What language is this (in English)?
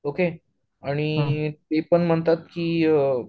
Marathi